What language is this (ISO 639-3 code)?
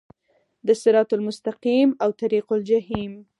pus